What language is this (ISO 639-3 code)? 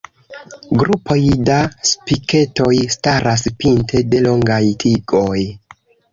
epo